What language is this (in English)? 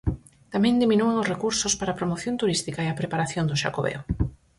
Galician